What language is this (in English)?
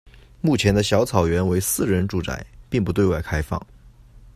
Chinese